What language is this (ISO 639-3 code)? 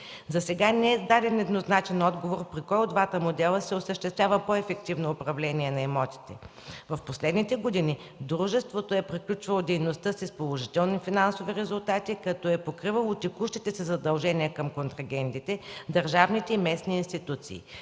bul